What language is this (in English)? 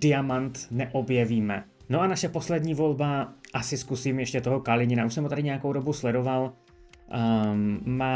Czech